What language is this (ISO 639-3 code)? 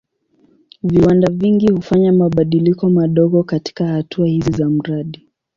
swa